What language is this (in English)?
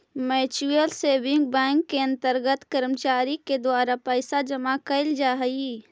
Magahi